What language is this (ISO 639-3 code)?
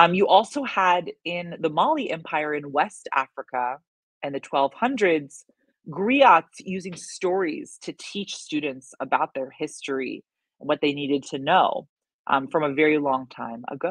eng